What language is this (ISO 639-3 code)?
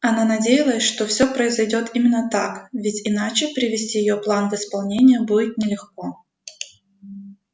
rus